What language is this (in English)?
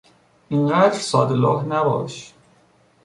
Persian